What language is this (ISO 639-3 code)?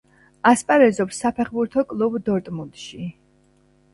kat